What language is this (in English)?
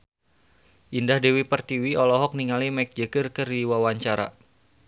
Sundanese